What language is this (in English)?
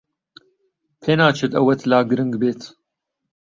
Central Kurdish